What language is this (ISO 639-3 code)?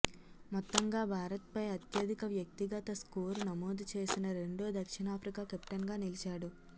tel